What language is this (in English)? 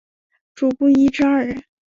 Chinese